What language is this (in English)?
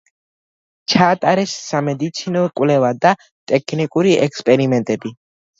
Georgian